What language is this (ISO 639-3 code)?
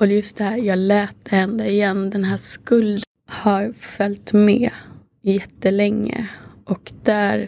swe